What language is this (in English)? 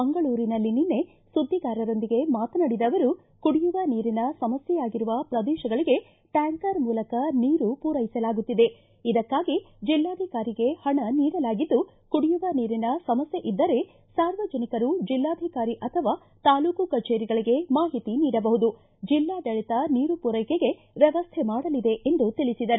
Kannada